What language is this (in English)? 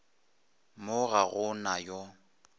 Northern Sotho